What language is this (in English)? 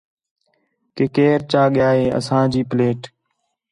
Khetrani